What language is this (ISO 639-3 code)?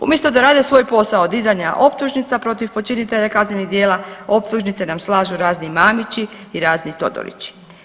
hrv